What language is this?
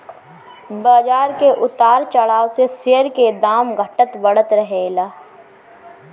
Bhojpuri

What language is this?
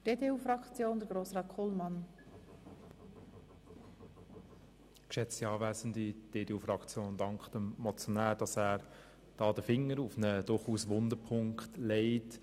Swiss German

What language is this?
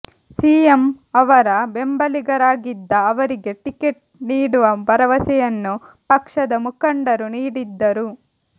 Kannada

